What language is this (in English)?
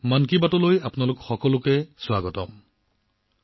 Assamese